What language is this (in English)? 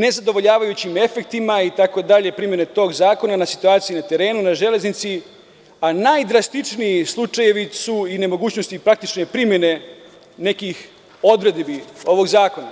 Serbian